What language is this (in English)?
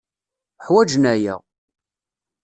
Kabyle